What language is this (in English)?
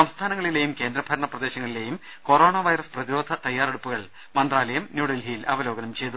Malayalam